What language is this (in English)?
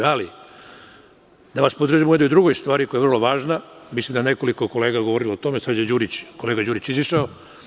Serbian